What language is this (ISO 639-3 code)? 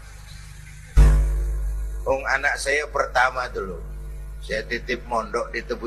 ind